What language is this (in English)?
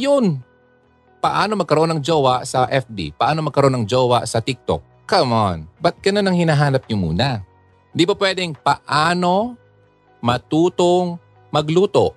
Filipino